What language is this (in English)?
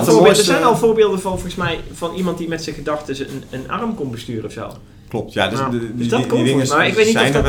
Dutch